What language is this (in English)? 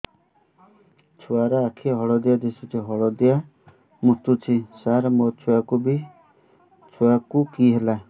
Odia